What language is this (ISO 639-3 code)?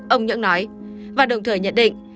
vie